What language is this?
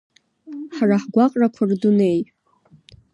Abkhazian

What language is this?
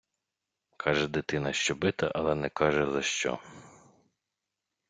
Ukrainian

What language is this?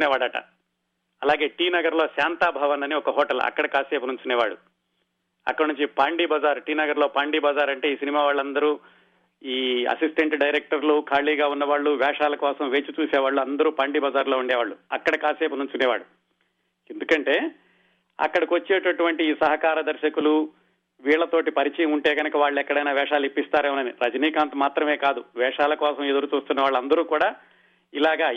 Telugu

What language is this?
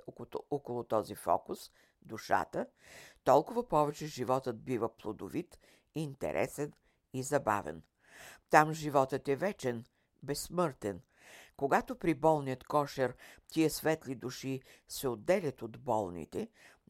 Bulgarian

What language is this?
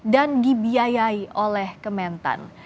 Indonesian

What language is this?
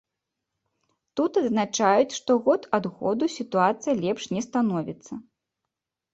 Belarusian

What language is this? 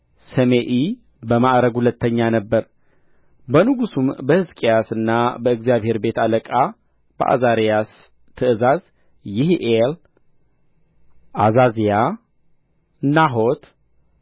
Amharic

